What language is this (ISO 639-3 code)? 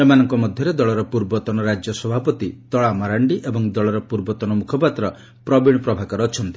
ori